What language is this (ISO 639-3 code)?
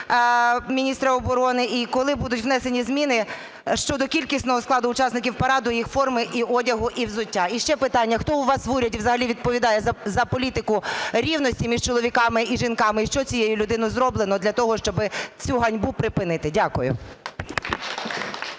ukr